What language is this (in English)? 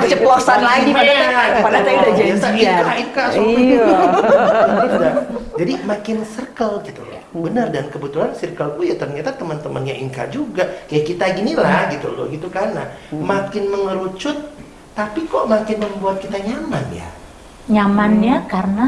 Indonesian